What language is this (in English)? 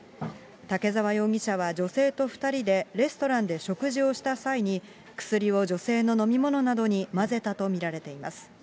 Japanese